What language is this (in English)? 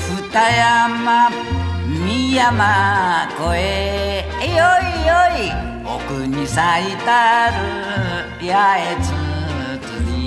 Spanish